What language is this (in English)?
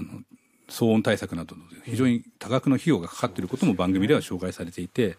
Japanese